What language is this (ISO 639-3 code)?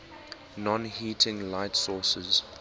eng